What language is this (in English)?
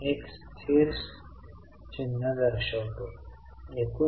Marathi